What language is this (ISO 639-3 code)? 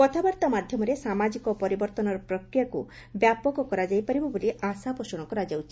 ori